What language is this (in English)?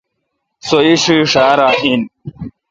Kalkoti